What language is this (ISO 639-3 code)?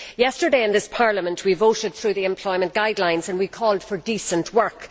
eng